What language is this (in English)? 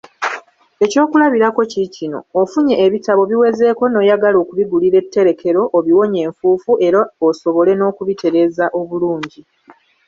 Ganda